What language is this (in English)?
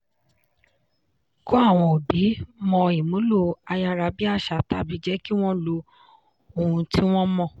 Yoruba